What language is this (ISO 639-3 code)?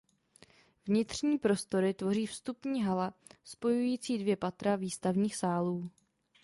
ces